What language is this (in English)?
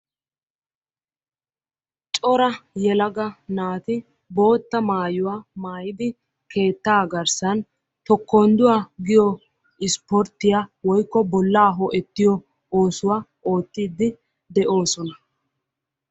Wolaytta